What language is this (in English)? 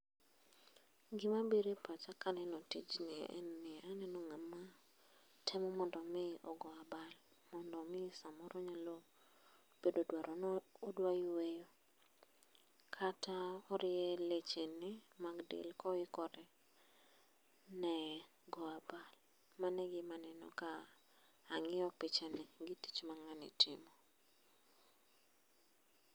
Luo (Kenya and Tanzania)